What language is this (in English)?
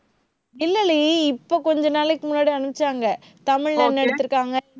Tamil